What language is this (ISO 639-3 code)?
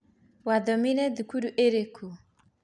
kik